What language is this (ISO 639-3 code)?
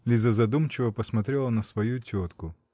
rus